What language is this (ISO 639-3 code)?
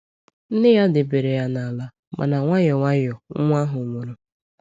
ibo